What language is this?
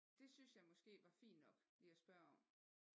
Danish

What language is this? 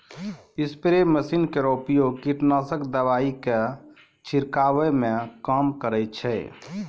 Maithili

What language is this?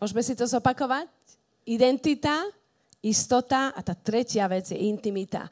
Slovak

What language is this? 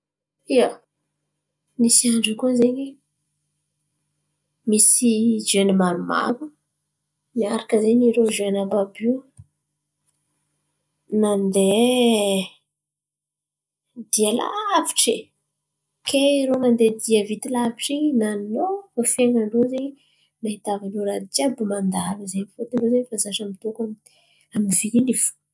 Antankarana Malagasy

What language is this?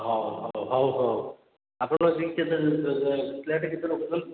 Odia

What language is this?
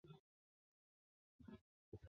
Chinese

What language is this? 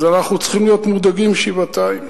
Hebrew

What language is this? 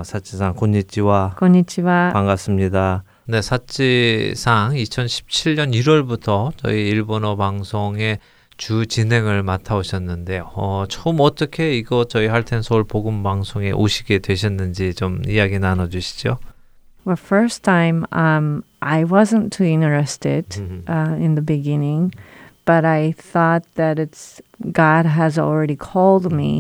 Korean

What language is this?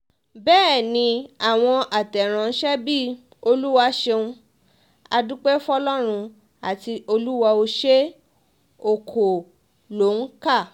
Yoruba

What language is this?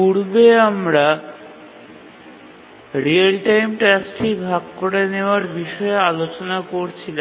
Bangla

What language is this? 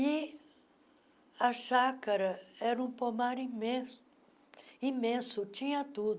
Portuguese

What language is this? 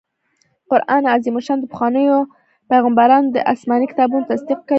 Pashto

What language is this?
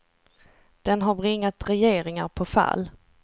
Swedish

